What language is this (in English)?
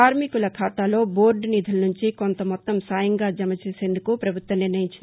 Telugu